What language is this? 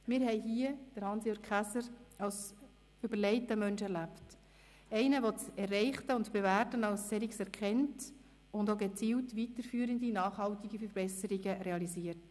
Swiss German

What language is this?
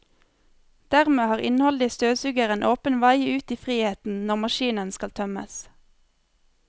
Norwegian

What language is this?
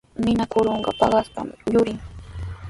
Sihuas Ancash Quechua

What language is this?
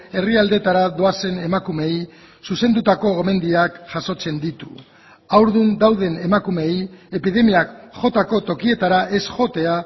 Basque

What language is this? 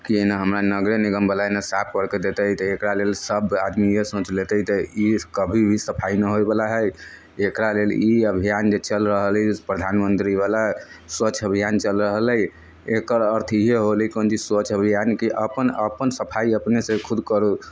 Maithili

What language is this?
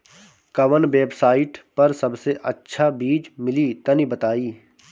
Bhojpuri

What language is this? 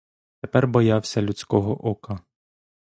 Ukrainian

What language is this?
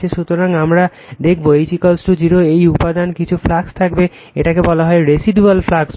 Bangla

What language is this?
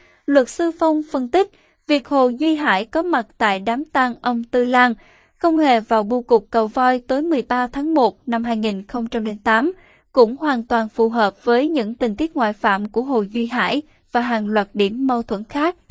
Vietnamese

